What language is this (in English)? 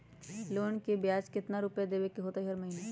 Magahi